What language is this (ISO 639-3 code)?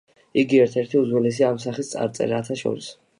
kat